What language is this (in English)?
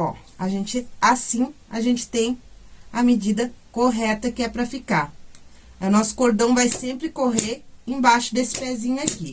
Portuguese